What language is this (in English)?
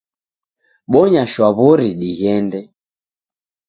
Taita